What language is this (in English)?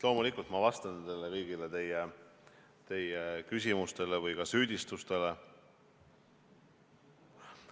Estonian